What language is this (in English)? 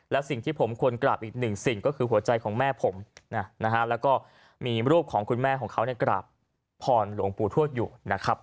Thai